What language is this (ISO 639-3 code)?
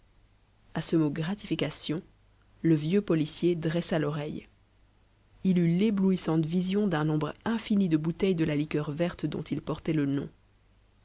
fra